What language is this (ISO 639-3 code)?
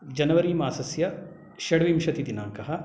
san